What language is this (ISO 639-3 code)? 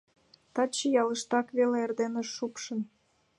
chm